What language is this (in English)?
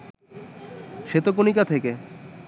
Bangla